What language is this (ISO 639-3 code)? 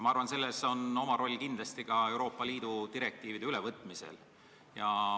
est